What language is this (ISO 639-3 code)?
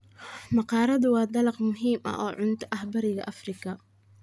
som